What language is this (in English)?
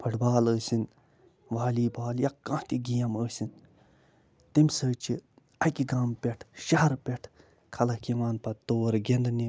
Kashmiri